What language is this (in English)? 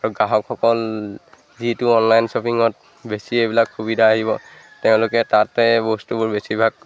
Assamese